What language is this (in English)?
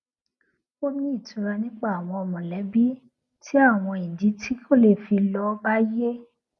Yoruba